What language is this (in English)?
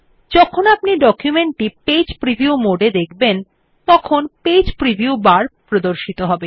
Bangla